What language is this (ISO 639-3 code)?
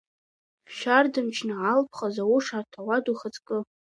abk